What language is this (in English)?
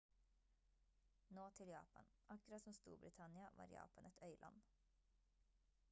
Norwegian Bokmål